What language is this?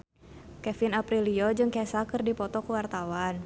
Sundanese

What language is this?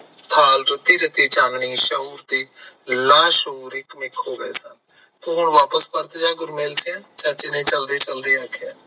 Punjabi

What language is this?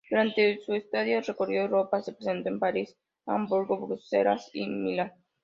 Spanish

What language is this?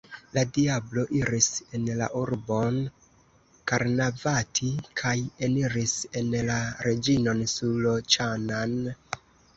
Esperanto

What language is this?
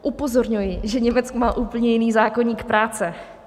Czech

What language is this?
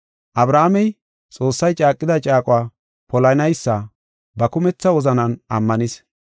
Gofa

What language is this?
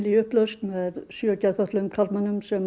Icelandic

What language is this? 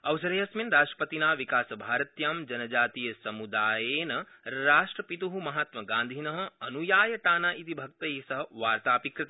Sanskrit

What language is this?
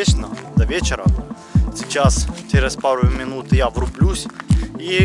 Russian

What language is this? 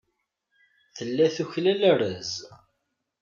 Kabyle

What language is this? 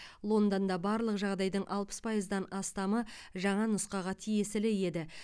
Kazakh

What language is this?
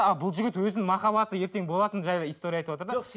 Kazakh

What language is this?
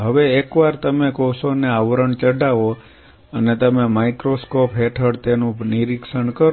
Gujarati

